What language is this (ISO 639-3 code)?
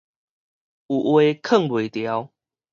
nan